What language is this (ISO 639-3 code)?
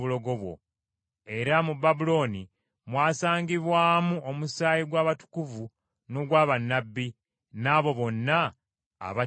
lug